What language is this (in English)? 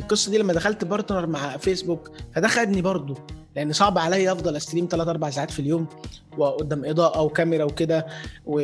Arabic